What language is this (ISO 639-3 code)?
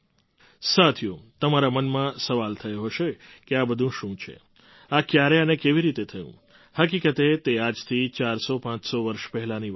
guj